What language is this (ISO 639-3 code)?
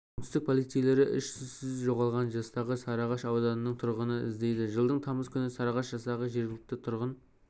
kaz